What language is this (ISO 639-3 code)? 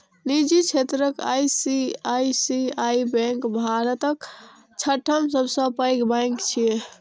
mai